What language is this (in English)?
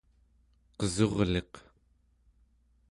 Central Yupik